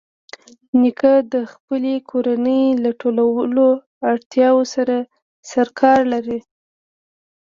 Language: Pashto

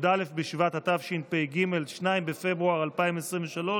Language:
Hebrew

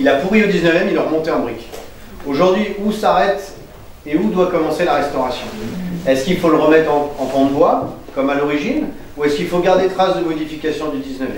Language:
French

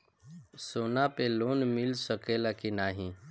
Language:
Bhojpuri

